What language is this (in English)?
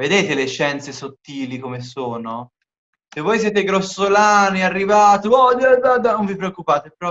Italian